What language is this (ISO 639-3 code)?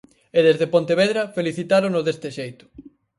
glg